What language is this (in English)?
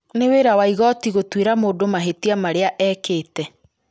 Kikuyu